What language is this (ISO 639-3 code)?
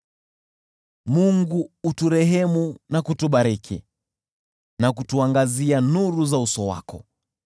swa